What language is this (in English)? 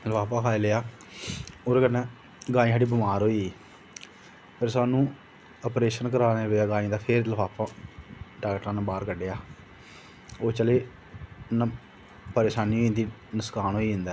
Dogri